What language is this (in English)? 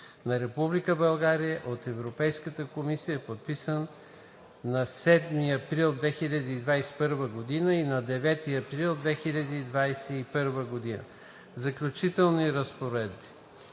Bulgarian